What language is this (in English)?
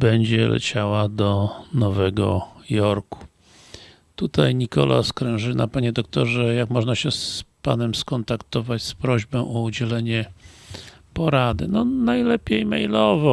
Polish